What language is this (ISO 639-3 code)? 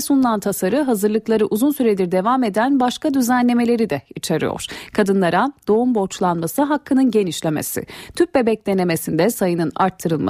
tur